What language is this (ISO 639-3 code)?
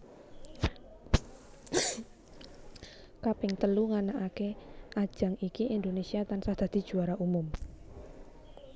jav